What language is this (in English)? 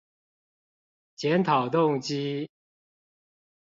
Chinese